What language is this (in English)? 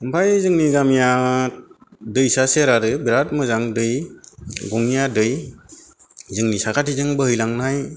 Bodo